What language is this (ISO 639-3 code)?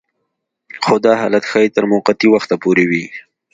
pus